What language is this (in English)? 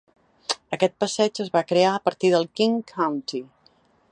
Catalan